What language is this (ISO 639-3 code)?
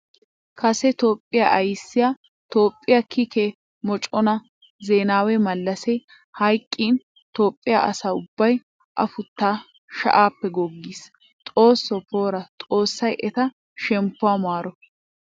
wal